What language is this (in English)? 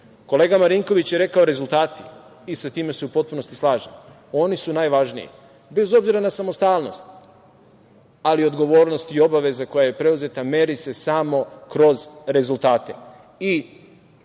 Serbian